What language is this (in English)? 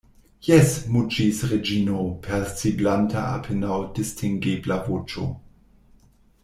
Esperanto